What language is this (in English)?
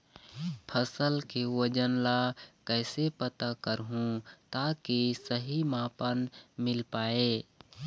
Chhattisgarhi